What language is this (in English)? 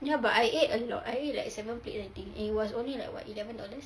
English